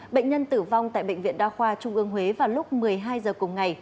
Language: Vietnamese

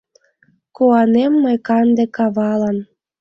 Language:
Mari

